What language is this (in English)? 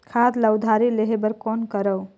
Chhattisgarhi